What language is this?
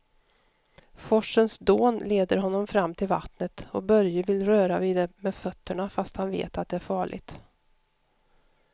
Swedish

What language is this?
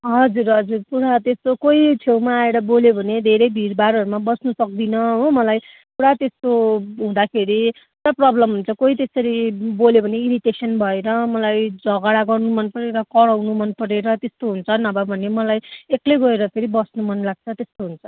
Nepali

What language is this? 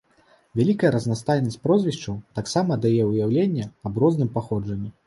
Belarusian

